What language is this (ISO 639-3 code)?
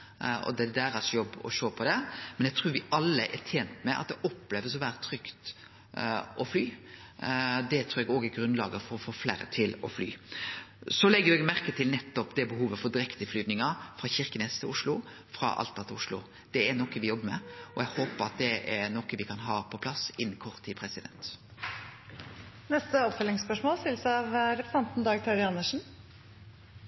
nno